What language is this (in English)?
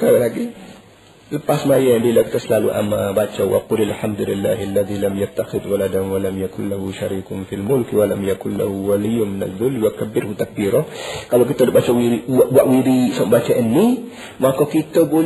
Malay